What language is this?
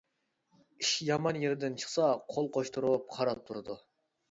Uyghur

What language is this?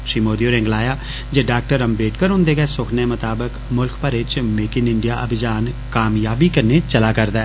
Dogri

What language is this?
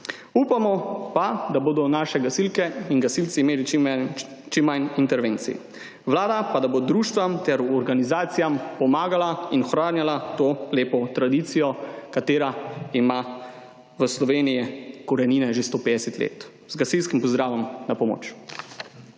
Slovenian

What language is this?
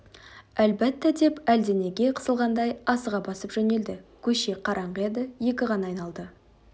Kazakh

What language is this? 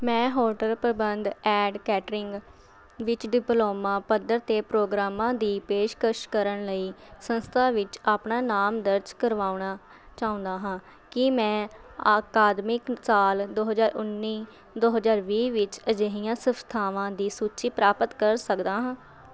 Punjabi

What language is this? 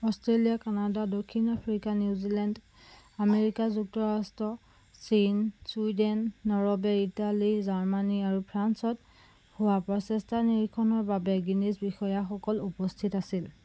Assamese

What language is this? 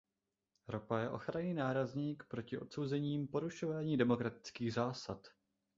Czech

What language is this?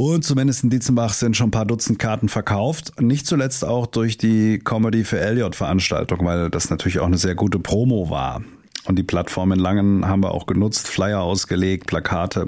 German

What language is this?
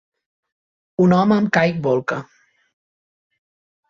Catalan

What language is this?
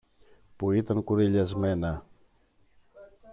Greek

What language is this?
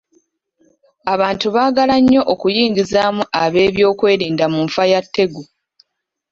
Ganda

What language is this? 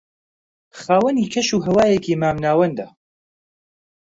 Central Kurdish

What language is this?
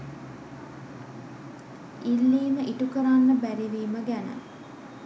Sinhala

